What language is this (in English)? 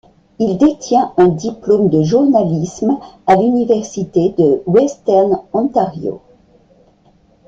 French